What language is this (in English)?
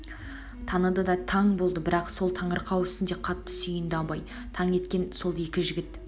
Kazakh